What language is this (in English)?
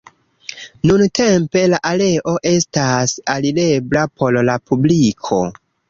Esperanto